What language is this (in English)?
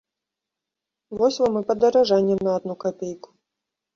Belarusian